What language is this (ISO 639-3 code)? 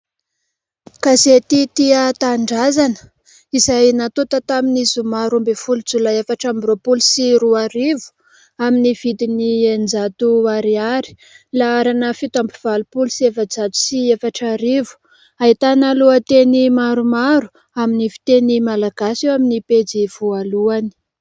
mlg